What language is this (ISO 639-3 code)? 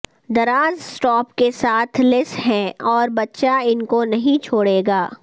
urd